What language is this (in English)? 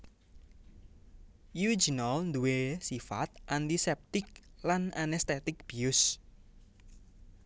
Javanese